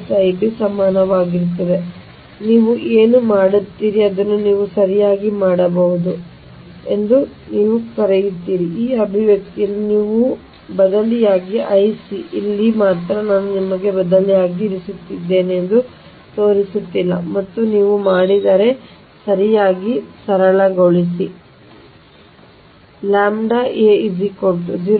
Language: Kannada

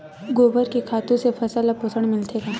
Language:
Chhattisgarhi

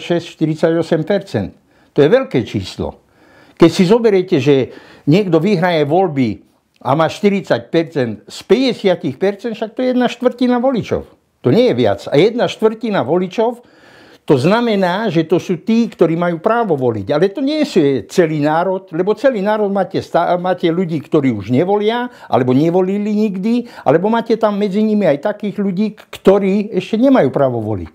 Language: Slovak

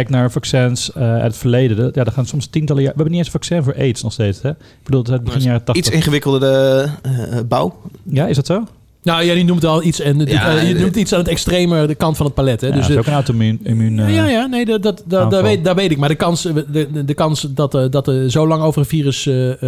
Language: Dutch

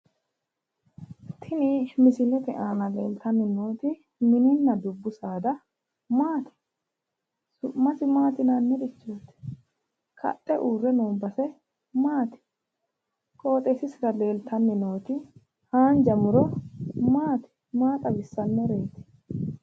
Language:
Sidamo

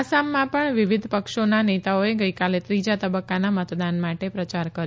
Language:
Gujarati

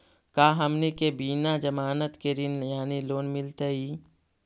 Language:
Magahi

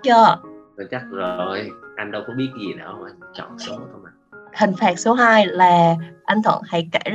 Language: Vietnamese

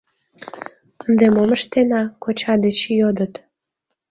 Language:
Mari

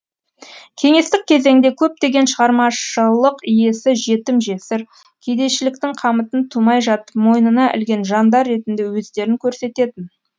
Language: Kazakh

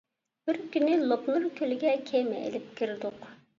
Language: Uyghur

